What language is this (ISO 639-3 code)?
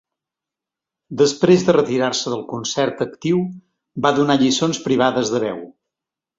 cat